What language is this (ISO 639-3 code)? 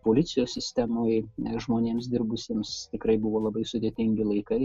lit